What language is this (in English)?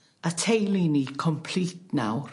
Welsh